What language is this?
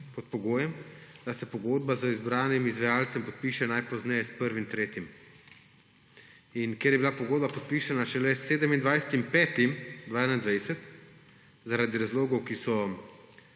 Slovenian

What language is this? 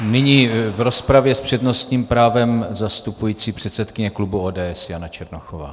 Czech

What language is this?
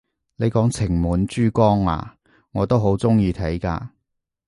Cantonese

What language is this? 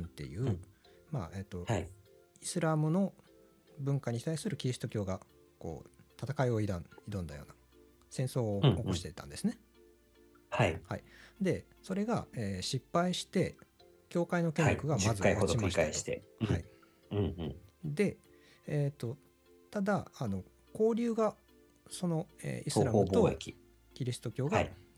Japanese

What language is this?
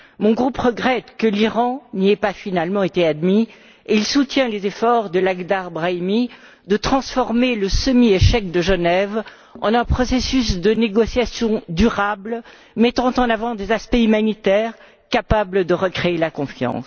French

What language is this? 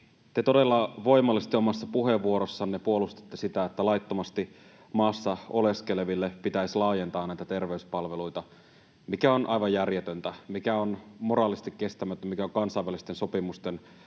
Finnish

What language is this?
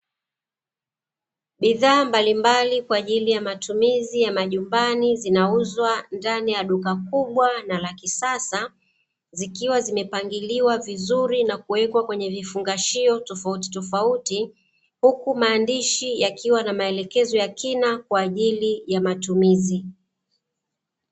Swahili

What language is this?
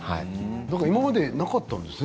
Japanese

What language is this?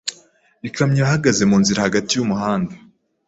Kinyarwanda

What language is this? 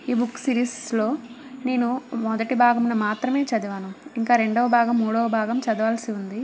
Telugu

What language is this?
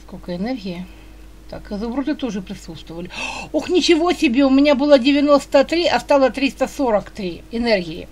Russian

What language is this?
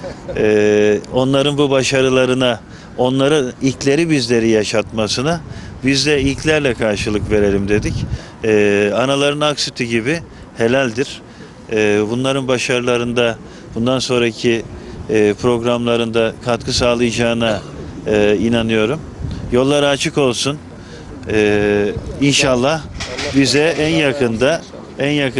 Turkish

